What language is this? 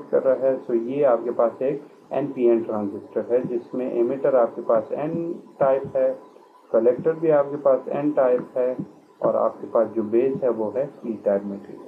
Hindi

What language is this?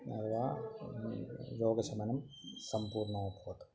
Sanskrit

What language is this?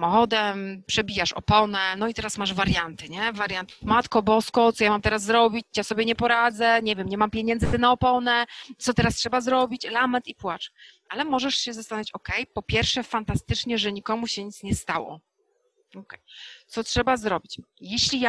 Polish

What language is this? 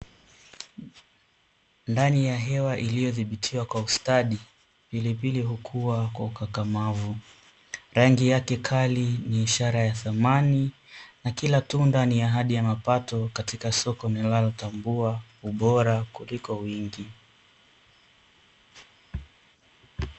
Swahili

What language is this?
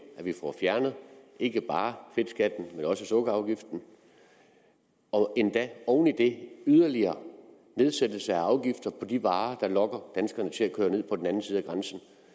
Danish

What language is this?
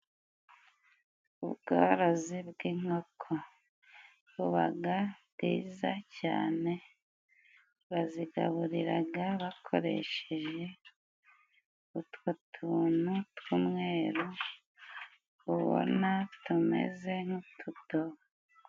Kinyarwanda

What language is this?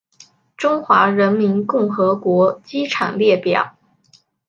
Chinese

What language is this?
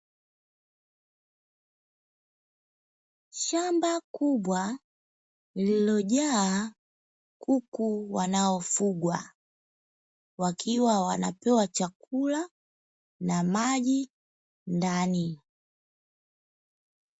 Swahili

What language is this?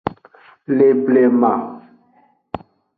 Aja (Benin)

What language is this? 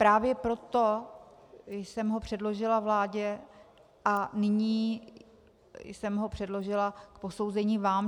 Czech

